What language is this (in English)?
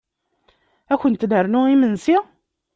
Kabyle